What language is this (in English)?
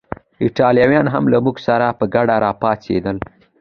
Pashto